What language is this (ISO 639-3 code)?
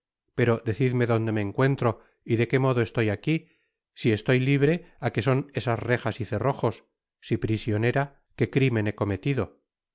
spa